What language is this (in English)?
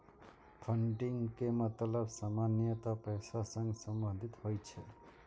Maithili